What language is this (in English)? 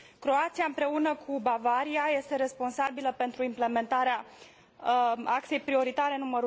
Romanian